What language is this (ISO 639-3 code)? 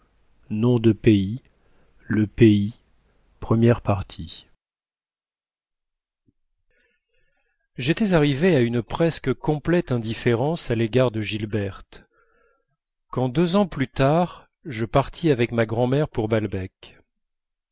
fra